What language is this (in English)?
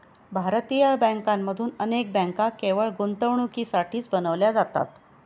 Marathi